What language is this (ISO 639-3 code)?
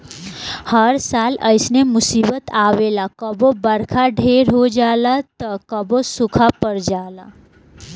bho